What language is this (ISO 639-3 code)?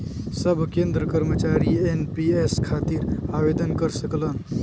bho